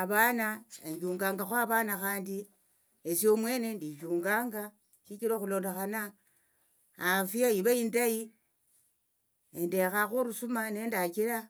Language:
Tsotso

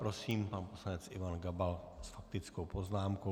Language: Czech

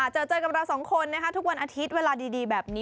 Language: Thai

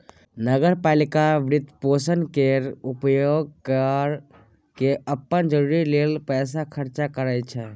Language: Maithili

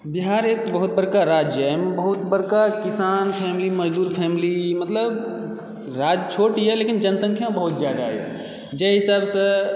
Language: Maithili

